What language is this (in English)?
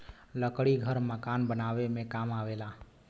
Bhojpuri